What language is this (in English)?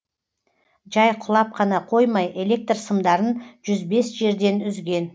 Kazakh